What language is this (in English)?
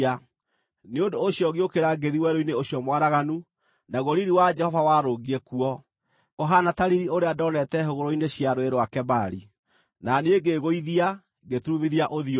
Kikuyu